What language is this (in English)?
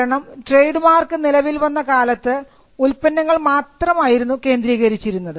Malayalam